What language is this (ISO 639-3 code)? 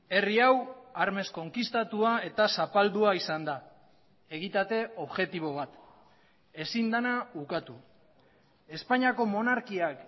eus